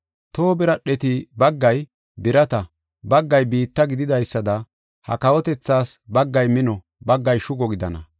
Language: Gofa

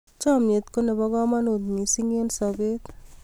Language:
Kalenjin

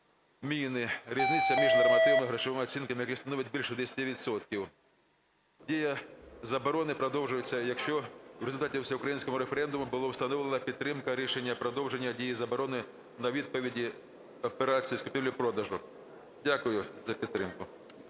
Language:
Ukrainian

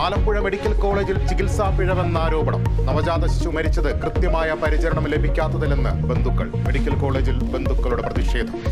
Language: Malayalam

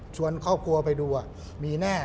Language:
Thai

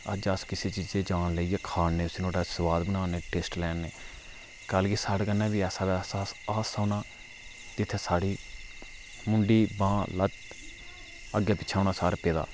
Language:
Dogri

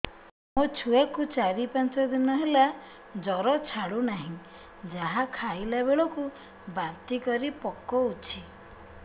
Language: Odia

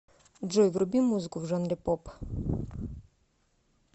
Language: Russian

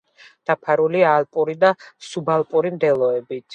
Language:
Georgian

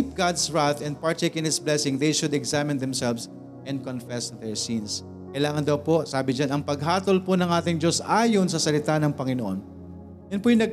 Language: Filipino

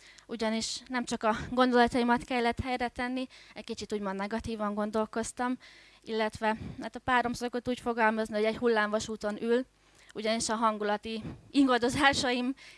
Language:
Hungarian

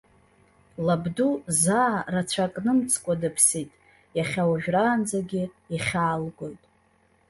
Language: Abkhazian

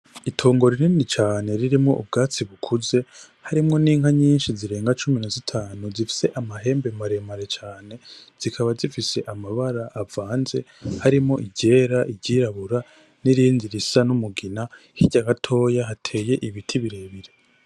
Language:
Rundi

